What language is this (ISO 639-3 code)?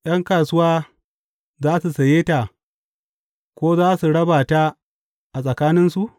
hau